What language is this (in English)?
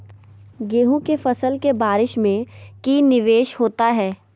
Magahi